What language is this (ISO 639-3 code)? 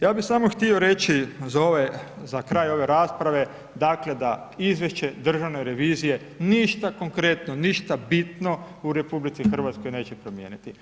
hrv